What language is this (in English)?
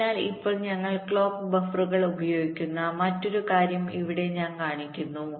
Malayalam